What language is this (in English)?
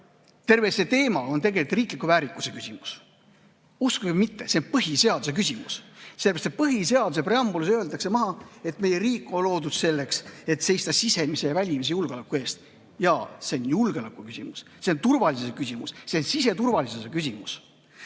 Estonian